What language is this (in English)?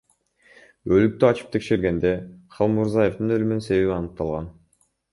Kyrgyz